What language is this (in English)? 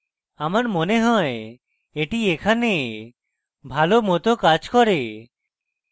Bangla